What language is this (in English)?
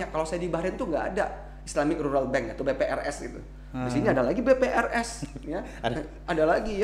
Indonesian